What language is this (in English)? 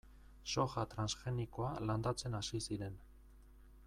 Basque